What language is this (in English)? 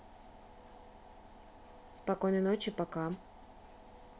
Russian